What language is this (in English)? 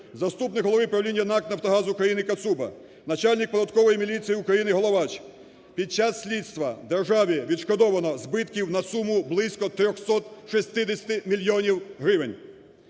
Ukrainian